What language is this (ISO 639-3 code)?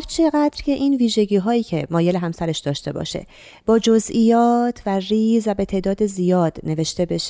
fas